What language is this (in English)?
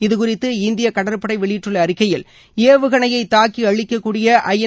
Tamil